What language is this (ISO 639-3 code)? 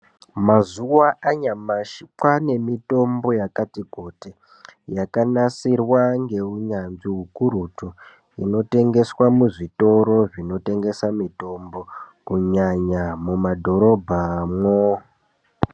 ndc